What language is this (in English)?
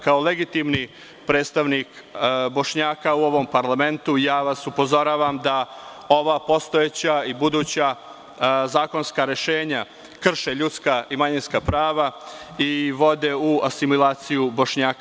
Serbian